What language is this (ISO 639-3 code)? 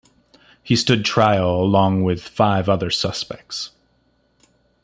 eng